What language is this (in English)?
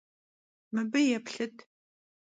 Kabardian